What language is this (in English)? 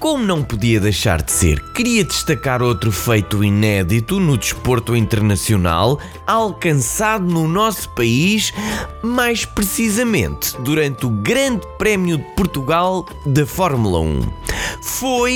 Portuguese